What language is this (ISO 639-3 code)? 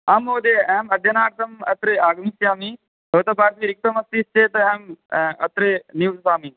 san